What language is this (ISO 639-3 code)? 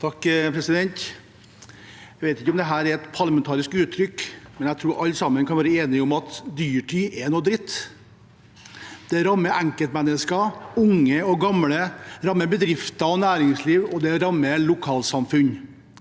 nor